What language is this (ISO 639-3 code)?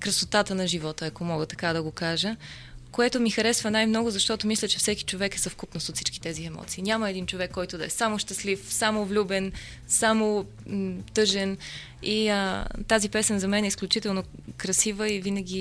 bul